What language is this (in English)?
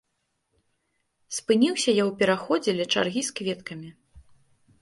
Belarusian